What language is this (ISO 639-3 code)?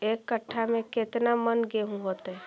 mag